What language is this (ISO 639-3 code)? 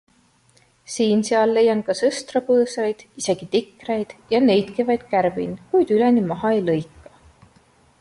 est